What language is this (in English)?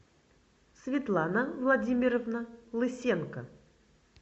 Russian